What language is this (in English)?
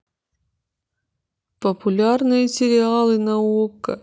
Russian